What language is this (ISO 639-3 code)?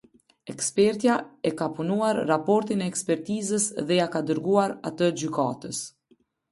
sqi